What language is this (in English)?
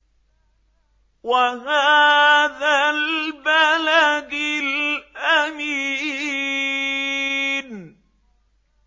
Arabic